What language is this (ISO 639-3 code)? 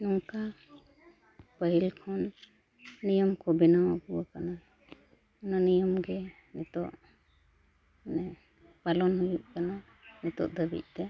sat